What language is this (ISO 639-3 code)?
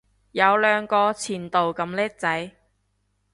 yue